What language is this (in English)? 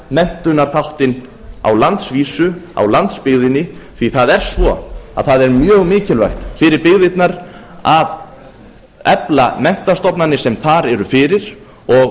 Icelandic